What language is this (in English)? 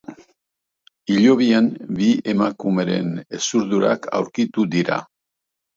Basque